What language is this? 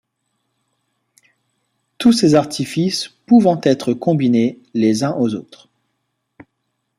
French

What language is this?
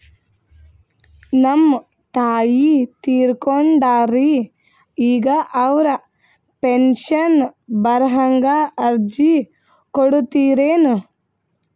Kannada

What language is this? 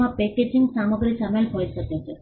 Gujarati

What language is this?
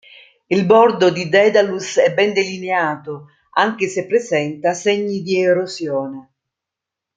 Italian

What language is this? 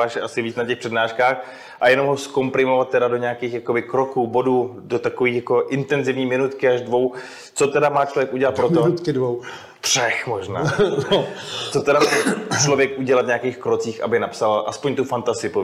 Czech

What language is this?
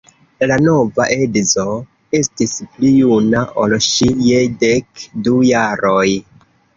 Esperanto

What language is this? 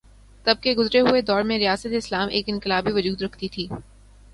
Urdu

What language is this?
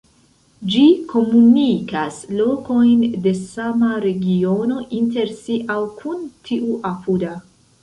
Esperanto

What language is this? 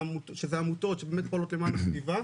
Hebrew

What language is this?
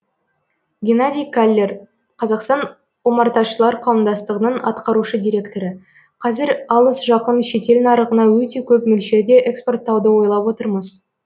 Kazakh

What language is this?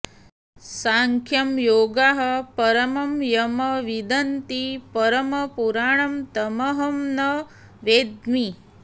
Sanskrit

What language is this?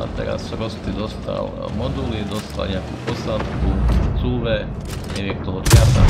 Czech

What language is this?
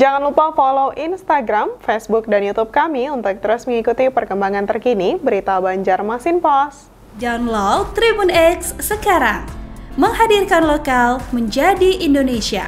Indonesian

